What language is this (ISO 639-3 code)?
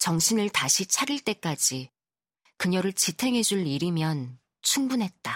kor